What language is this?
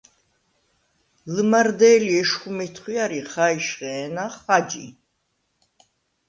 Svan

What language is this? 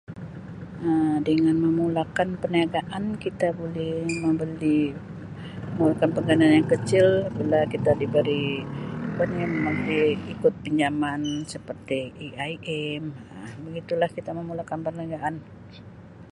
Sabah Malay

